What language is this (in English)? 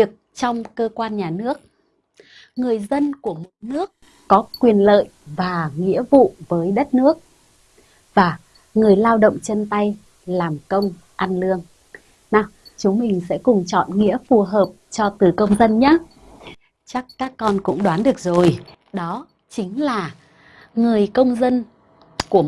Vietnamese